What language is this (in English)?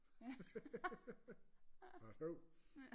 Danish